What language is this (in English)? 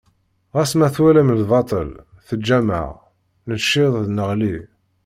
Kabyle